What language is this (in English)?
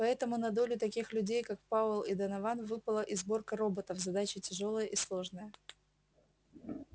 Russian